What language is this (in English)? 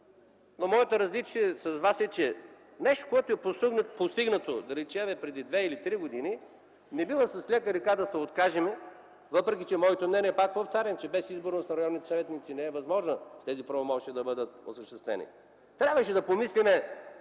Bulgarian